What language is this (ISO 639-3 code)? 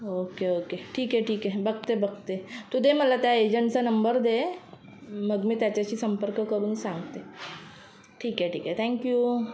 mar